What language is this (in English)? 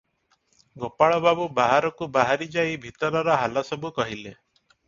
Odia